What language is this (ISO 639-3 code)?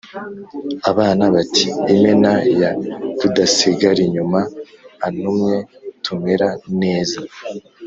kin